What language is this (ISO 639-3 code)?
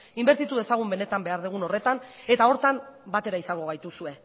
eus